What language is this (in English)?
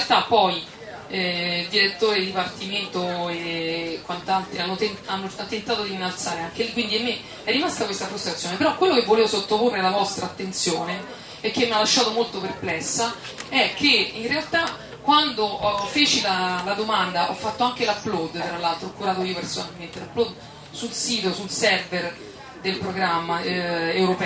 Italian